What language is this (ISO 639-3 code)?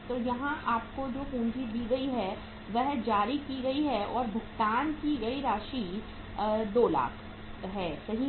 hin